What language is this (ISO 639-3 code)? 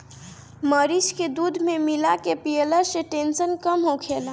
bho